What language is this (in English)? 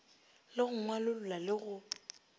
Northern Sotho